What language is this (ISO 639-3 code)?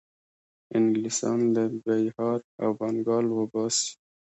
pus